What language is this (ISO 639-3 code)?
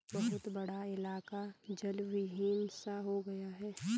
hin